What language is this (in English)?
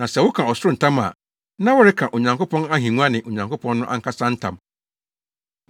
Akan